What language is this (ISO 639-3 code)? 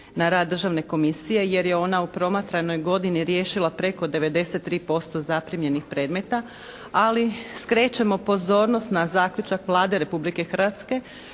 hrv